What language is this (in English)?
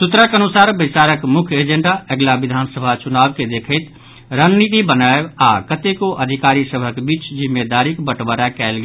Maithili